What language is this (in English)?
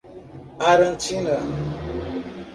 Portuguese